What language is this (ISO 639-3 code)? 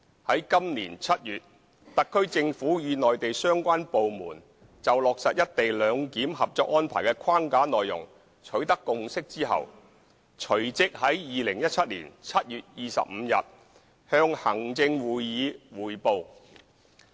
yue